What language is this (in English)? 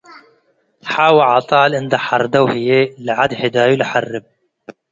Tigre